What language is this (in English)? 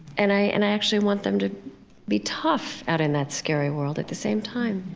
English